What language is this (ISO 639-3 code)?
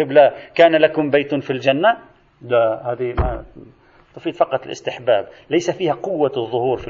ara